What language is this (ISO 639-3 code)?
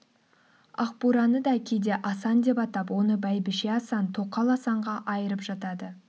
kaz